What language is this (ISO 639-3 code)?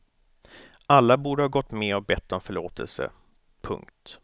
swe